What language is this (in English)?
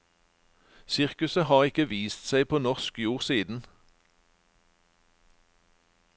Norwegian